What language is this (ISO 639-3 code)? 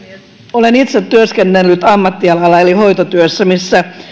fin